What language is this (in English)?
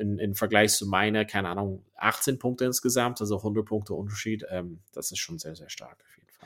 German